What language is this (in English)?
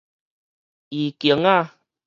Min Nan Chinese